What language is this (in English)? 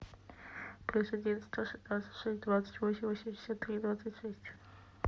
Russian